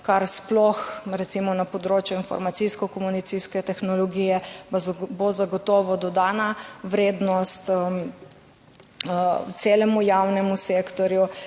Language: Slovenian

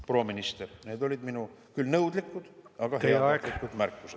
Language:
Estonian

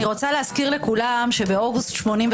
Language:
Hebrew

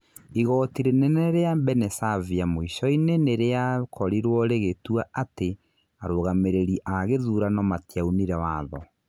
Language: Kikuyu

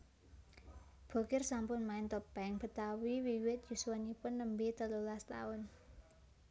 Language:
Javanese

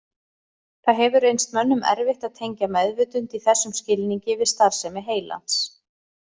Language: Icelandic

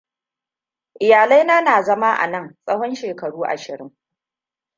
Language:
Hausa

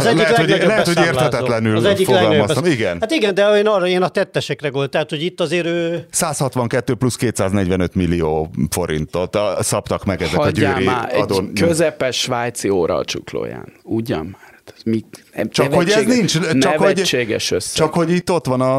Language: Hungarian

